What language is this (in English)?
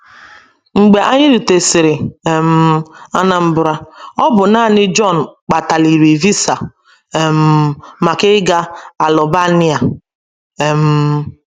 Igbo